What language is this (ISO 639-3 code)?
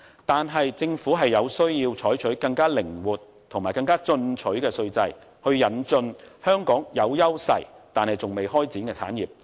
yue